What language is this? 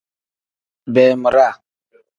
Tem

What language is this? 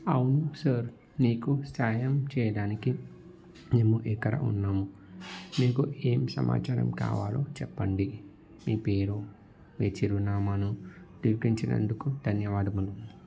Telugu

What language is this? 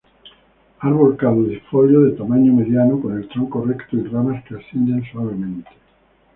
Spanish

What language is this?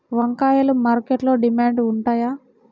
Telugu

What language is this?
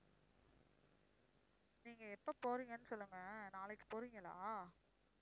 Tamil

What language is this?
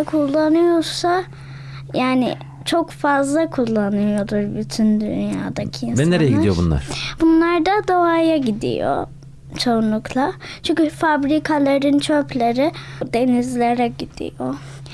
Turkish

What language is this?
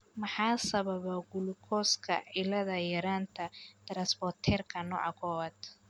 Somali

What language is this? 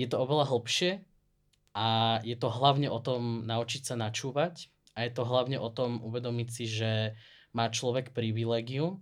Slovak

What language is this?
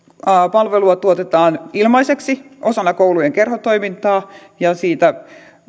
Finnish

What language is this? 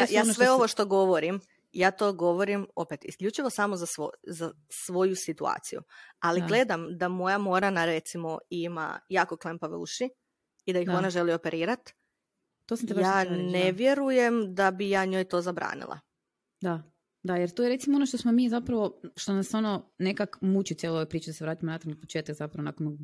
Croatian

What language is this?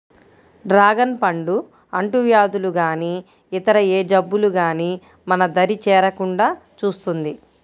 Telugu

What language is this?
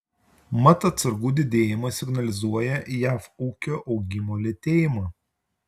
Lithuanian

